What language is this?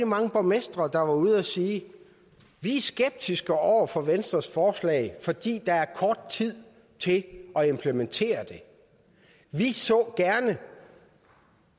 Danish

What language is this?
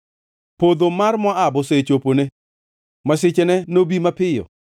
Luo (Kenya and Tanzania)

